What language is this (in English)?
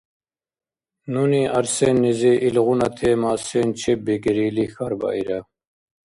Dargwa